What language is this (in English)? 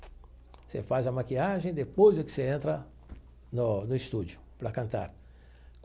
Portuguese